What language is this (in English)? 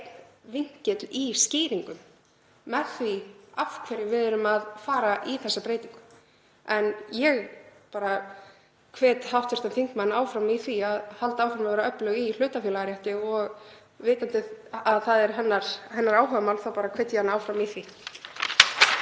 Icelandic